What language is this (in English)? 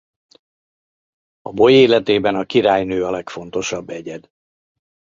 Hungarian